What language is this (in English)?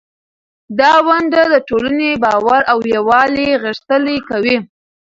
Pashto